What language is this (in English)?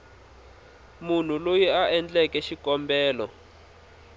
Tsonga